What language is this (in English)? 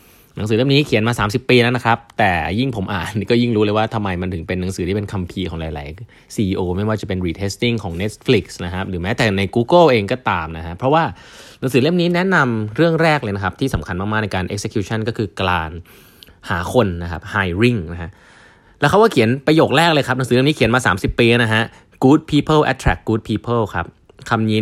Thai